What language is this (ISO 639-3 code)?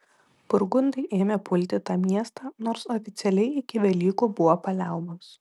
lit